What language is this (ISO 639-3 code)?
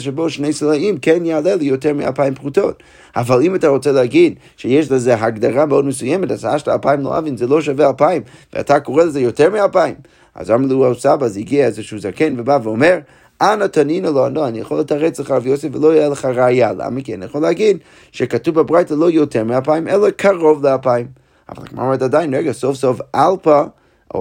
heb